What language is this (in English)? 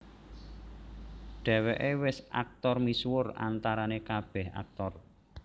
Javanese